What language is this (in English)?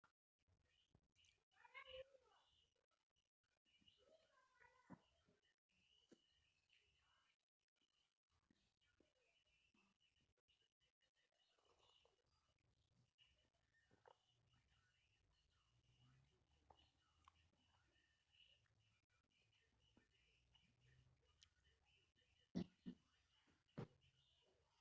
Luo (Kenya and Tanzania)